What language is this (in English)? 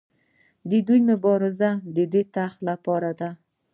Pashto